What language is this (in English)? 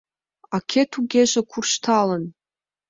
Mari